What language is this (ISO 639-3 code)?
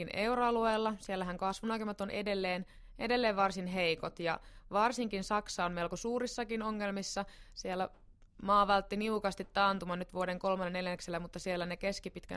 fin